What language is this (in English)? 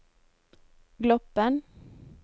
Norwegian